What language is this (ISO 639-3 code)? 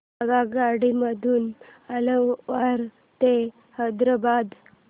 mar